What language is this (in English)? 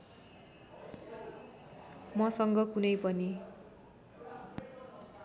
Nepali